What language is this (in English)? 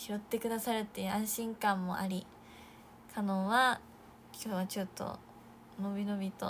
Japanese